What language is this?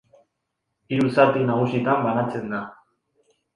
Basque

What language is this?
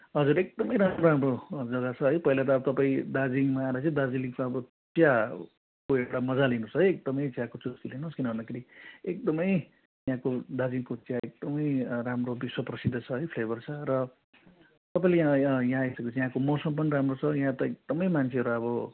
Nepali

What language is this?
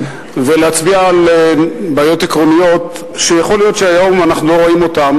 Hebrew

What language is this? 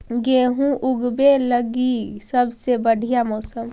Magahi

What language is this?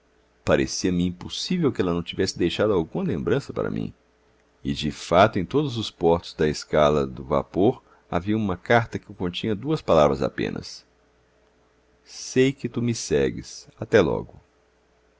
Portuguese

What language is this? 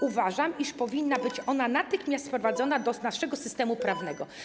Polish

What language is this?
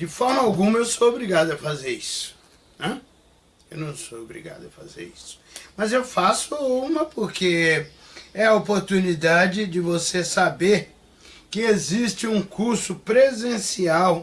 Portuguese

